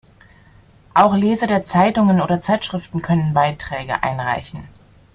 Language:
German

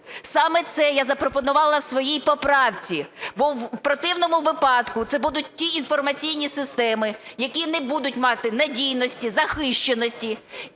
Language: Ukrainian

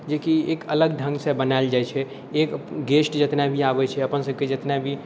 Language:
Maithili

